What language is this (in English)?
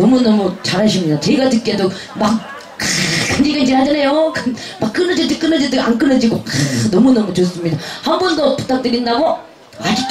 Korean